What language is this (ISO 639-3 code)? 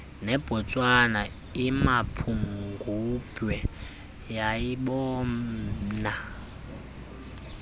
xho